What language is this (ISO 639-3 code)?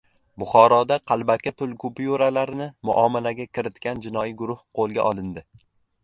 uzb